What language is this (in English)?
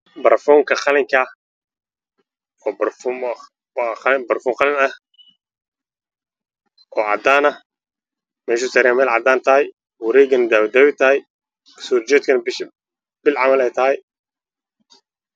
Somali